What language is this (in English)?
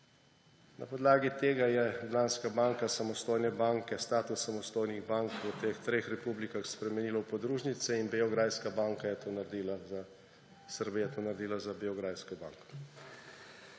Slovenian